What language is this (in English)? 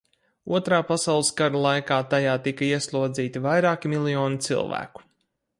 Latvian